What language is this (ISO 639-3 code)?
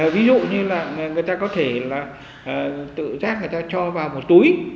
vie